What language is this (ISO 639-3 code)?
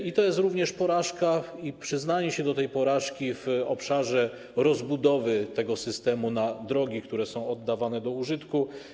pol